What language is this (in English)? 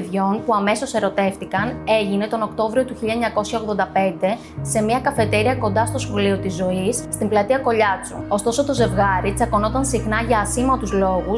Greek